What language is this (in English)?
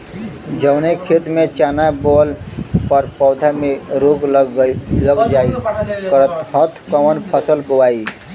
Bhojpuri